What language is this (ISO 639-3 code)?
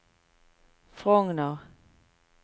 nor